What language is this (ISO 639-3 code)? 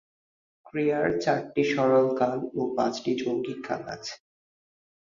ben